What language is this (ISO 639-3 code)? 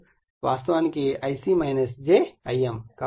tel